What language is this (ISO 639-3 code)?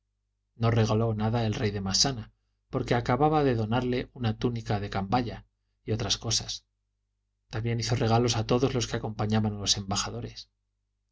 spa